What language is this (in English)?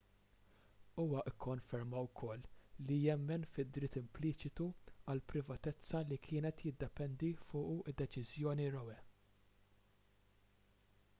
Maltese